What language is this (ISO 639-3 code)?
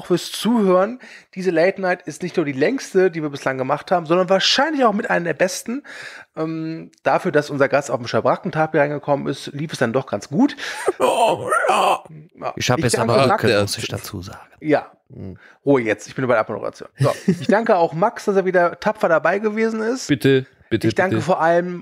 deu